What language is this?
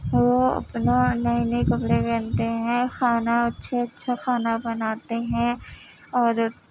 Urdu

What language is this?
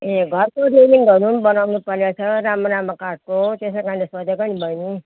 Nepali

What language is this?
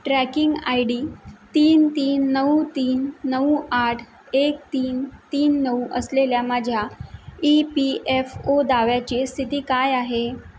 Marathi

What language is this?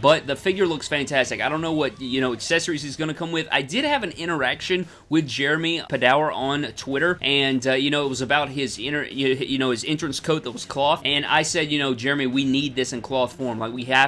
English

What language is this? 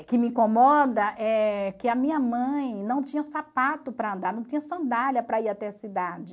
Portuguese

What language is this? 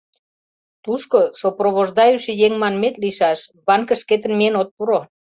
Mari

